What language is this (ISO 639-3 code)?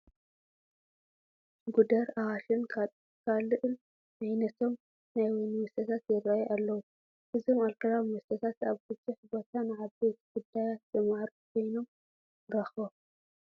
tir